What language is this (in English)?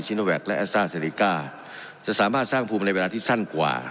Thai